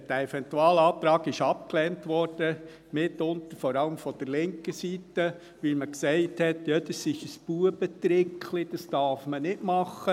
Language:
Swiss German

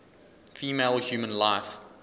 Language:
English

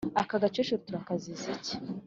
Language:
Kinyarwanda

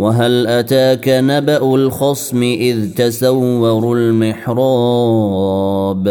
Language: Arabic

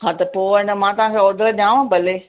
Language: Sindhi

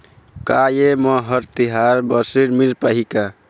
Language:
Chhattisgarhi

